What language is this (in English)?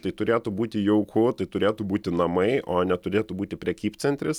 Lithuanian